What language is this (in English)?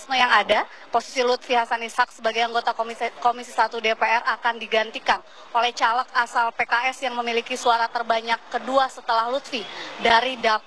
Indonesian